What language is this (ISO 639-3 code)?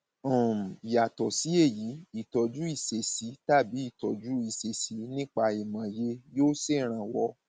yor